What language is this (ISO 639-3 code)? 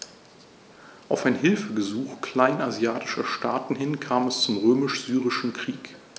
deu